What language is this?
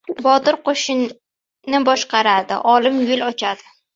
Uzbek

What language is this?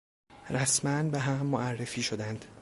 Persian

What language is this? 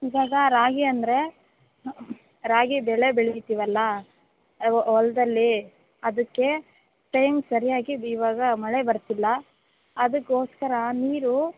Kannada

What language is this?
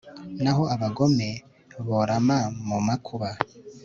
Kinyarwanda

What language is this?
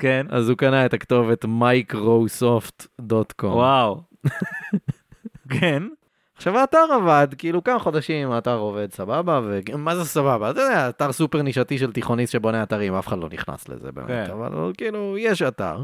Hebrew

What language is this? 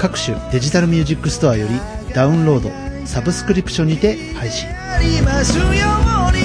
Japanese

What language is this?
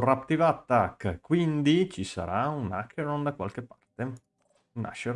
Italian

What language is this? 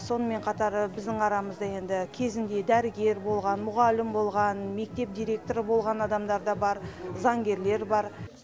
Kazakh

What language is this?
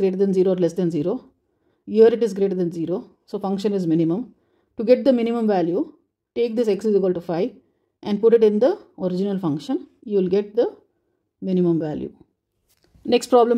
English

